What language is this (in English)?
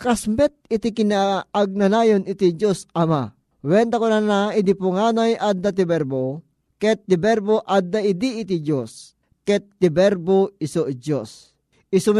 Filipino